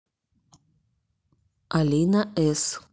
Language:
Russian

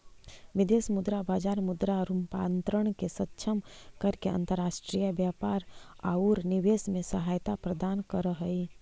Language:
Magahi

